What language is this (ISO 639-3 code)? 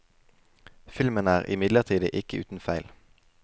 nor